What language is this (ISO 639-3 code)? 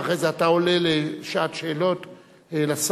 heb